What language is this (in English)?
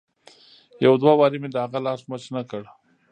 Pashto